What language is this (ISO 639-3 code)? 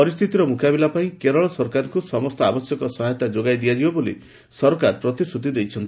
ori